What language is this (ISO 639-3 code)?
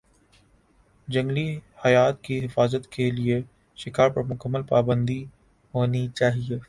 urd